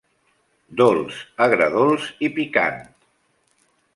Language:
Catalan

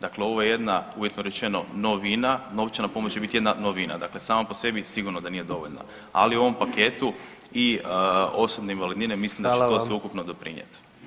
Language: Croatian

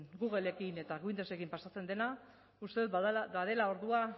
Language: Basque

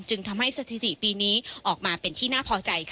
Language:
Thai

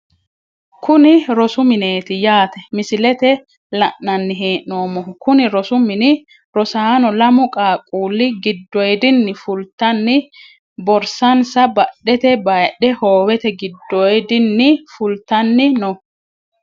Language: Sidamo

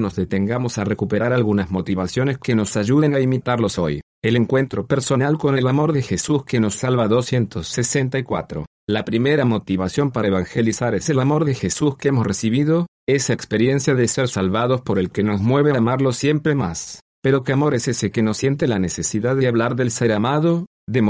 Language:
Spanish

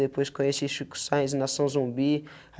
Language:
Portuguese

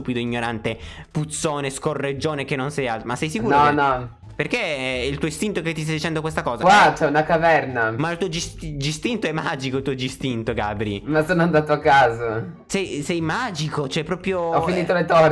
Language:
Italian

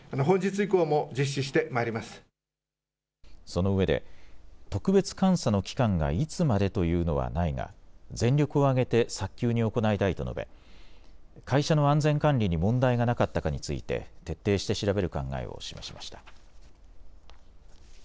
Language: Japanese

